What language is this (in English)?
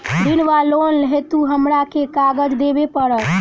Maithili